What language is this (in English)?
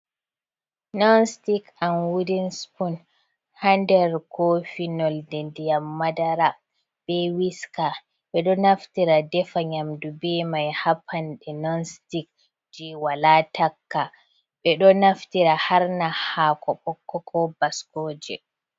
Fula